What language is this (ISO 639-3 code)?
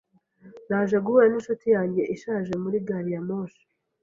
kin